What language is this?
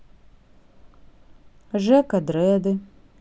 Russian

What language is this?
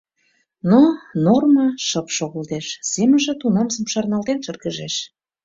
Mari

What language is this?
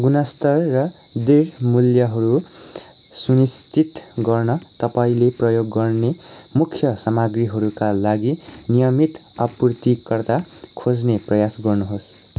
Nepali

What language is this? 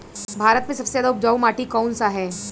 Bhojpuri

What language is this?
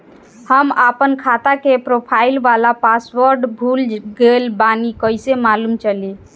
Bhojpuri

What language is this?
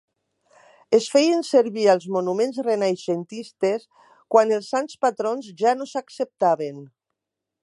Catalan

